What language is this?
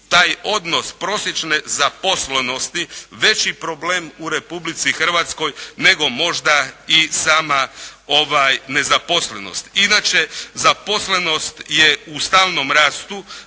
Croatian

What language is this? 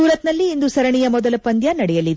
Kannada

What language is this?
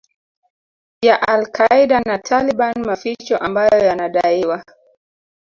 Swahili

